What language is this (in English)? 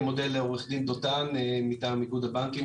Hebrew